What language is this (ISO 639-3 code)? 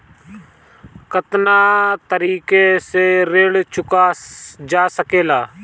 bho